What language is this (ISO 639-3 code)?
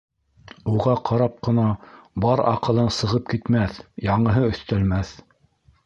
bak